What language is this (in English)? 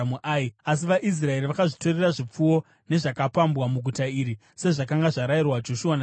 Shona